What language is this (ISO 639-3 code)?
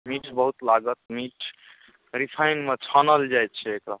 mai